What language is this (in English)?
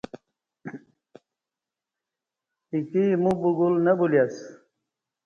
Kati